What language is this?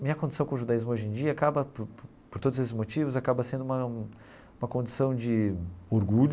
Portuguese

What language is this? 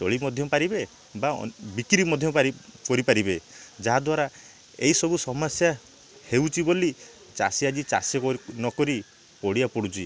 Odia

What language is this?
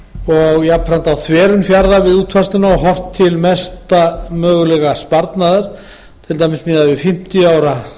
Icelandic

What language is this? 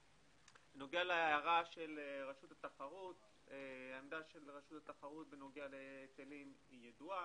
Hebrew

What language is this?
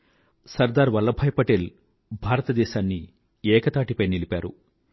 Telugu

